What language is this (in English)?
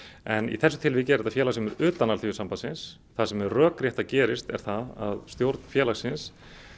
Icelandic